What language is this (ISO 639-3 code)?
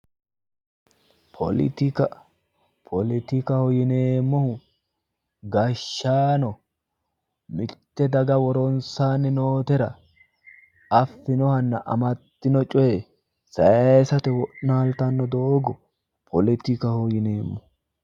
sid